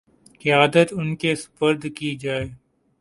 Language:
Urdu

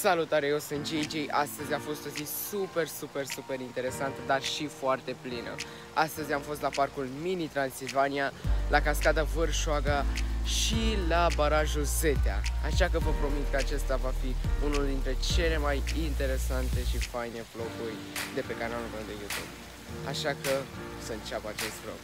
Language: Romanian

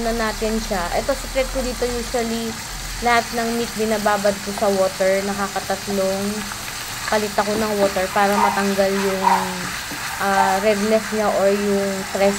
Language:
Filipino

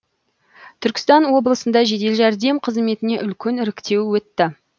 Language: Kazakh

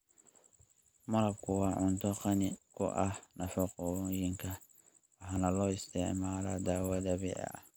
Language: Somali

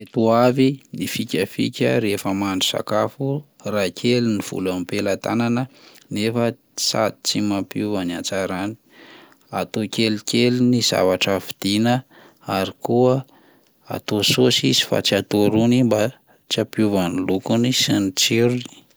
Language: Malagasy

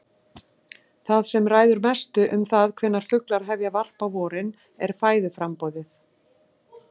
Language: Icelandic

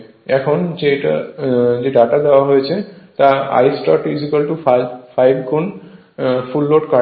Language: Bangla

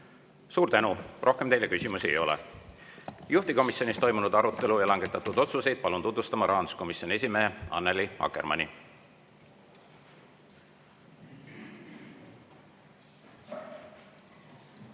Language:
Estonian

